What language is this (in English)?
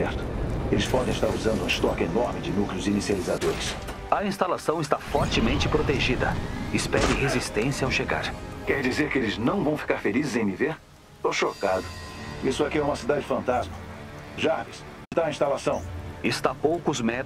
Portuguese